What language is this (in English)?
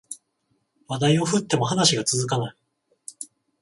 Japanese